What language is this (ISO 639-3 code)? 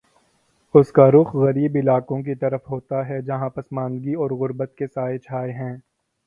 urd